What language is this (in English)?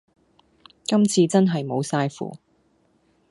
Cantonese